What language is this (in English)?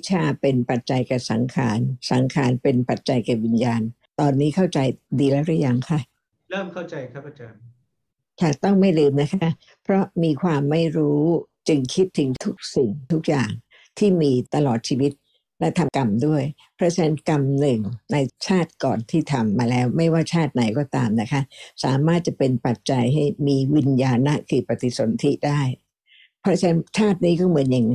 Thai